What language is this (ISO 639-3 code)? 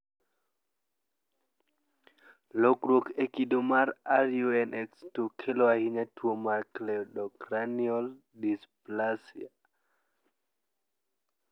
luo